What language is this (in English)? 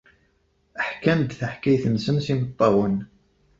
Kabyle